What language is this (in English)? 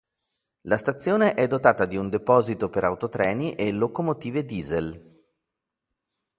Italian